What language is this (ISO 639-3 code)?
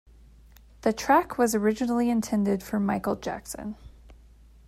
eng